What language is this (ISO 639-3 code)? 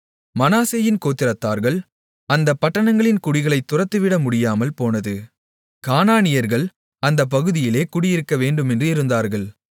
tam